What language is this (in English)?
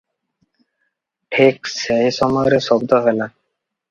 Odia